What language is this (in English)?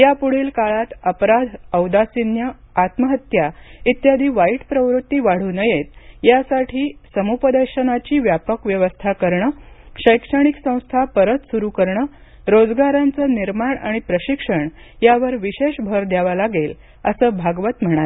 Marathi